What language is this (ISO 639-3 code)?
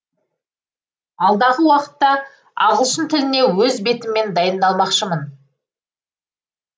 kaz